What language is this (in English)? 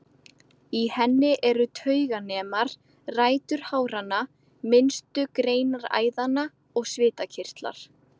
Icelandic